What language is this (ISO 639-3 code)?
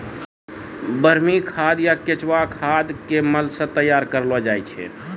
mai